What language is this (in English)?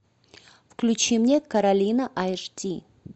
Russian